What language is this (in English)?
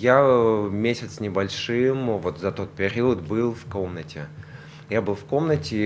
Russian